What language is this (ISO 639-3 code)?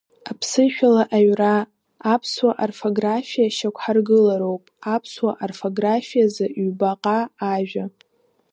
abk